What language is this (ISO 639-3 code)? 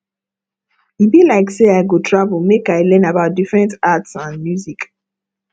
pcm